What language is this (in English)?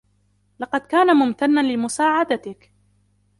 Arabic